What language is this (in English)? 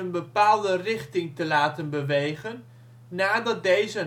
Dutch